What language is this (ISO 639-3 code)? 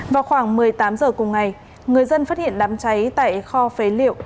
vie